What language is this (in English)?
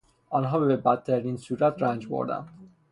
Persian